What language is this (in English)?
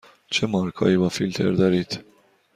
Persian